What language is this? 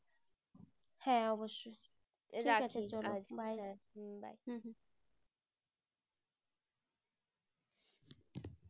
Bangla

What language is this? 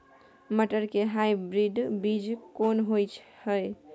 Maithili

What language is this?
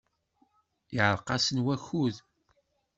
Kabyle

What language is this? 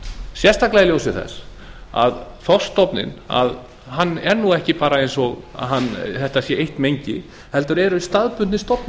Icelandic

